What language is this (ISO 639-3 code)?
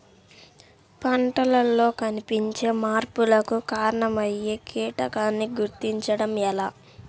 tel